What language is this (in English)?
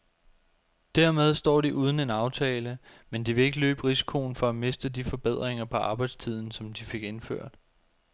Danish